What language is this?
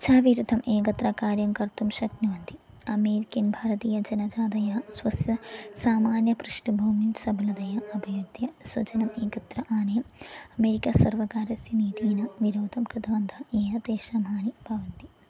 Sanskrit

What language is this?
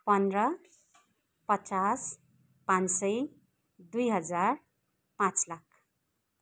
Nepali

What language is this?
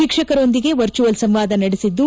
Kannada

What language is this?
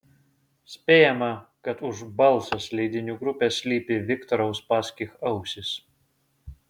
Lithuanian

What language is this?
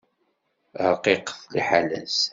Kabyle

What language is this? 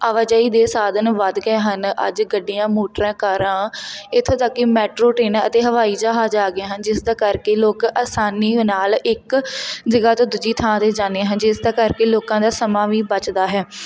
Punjabi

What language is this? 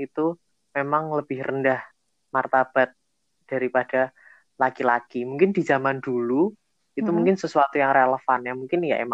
Indonesian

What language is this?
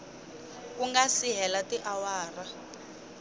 Tsonga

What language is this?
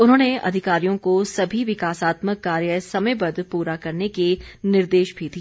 Hindi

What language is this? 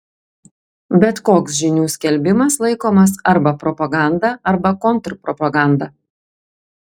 Lithuanian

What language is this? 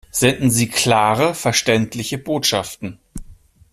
German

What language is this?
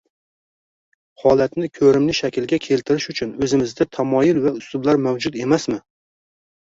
Uzbek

